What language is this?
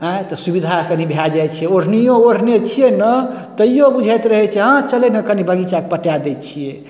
Maithili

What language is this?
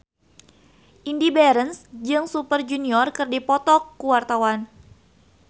Sundanese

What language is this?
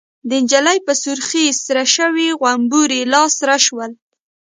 Pashto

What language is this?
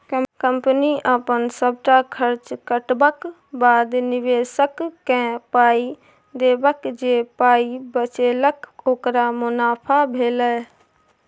Maithili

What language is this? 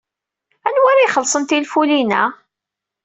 Kabyle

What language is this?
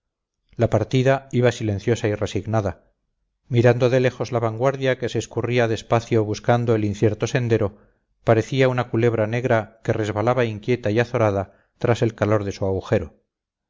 Spanish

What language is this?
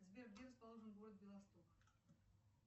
Russian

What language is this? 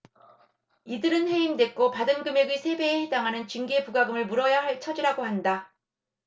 Korean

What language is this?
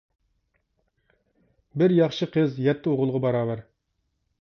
Uyghur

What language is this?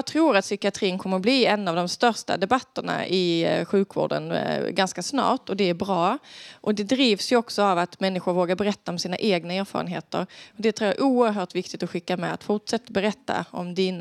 Swedish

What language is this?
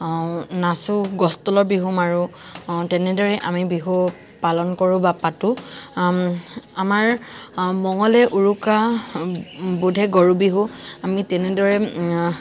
Assamese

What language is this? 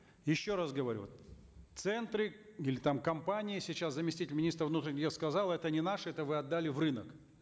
Kazakh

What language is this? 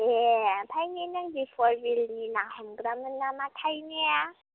Bodo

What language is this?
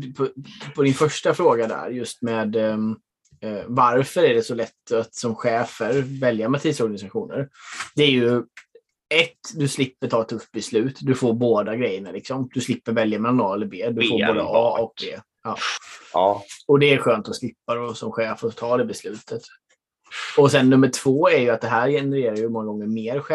Swedish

